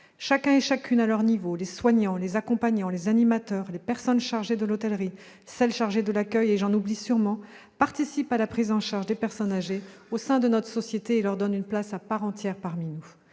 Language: French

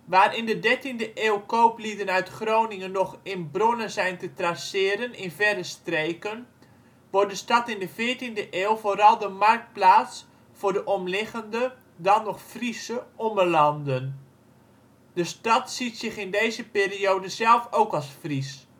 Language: Dutch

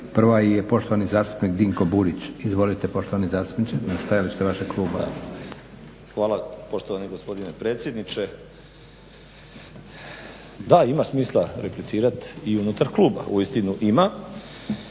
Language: Croatian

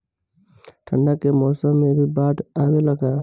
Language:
Bhojpuri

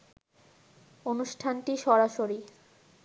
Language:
Bangla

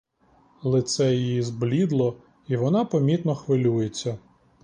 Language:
Ukrainian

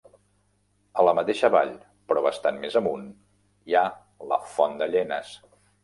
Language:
Catalan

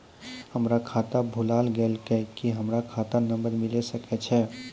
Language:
Maithili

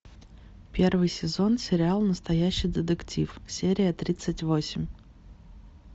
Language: Russian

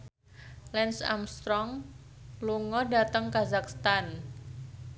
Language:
Javanese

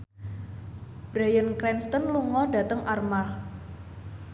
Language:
Javanese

